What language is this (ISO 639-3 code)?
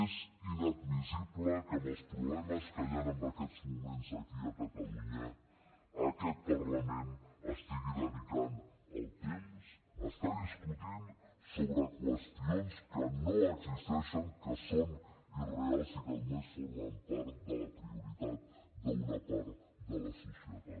cat